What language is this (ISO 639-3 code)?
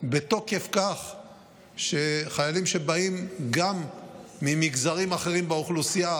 heb